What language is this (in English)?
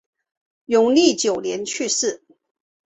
Chinese